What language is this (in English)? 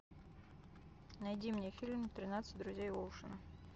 Russian